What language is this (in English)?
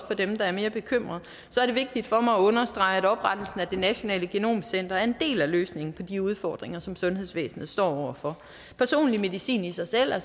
Danish